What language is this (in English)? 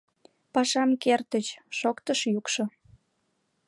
Mari